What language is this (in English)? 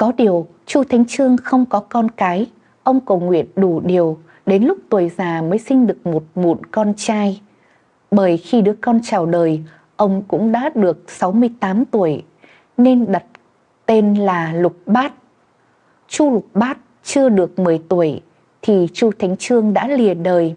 Vietnamese